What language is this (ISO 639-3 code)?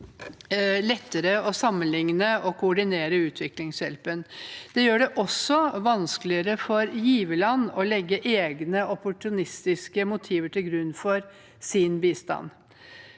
nor